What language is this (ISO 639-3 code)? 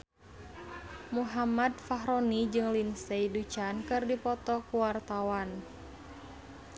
sun